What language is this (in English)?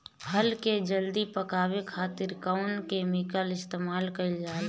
Bhojpuri